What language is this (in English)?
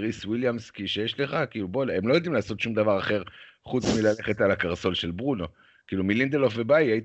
Hebrew